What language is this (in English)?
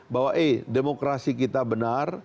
Indonesian